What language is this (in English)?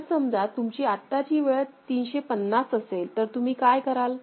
Marathi